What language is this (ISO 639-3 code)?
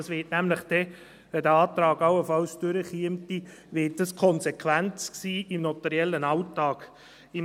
gsw